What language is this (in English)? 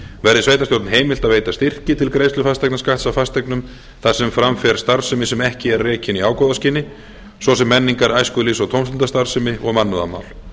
Icelandic